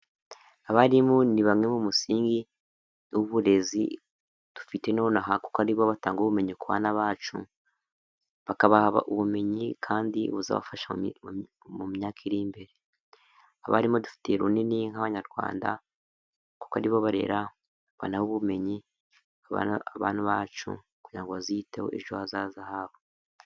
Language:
Kinyarwanda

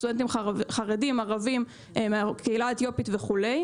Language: Hebrew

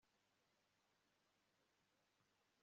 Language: Kinyarwanda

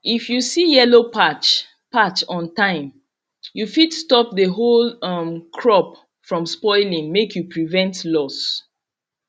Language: Nigerian Pidgin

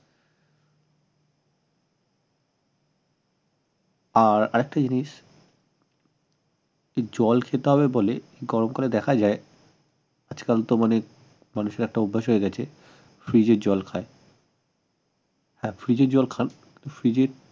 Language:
Bangla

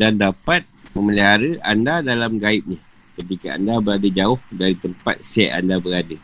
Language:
Malay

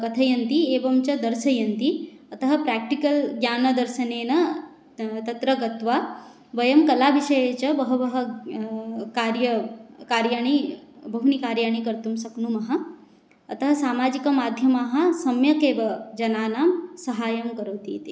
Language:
Sanskrit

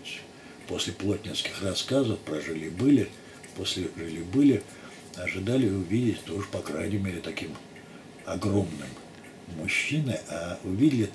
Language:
Russian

